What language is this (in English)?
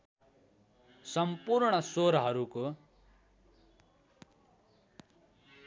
Nepali